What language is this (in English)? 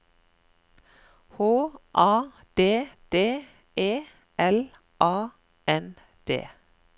Norwegian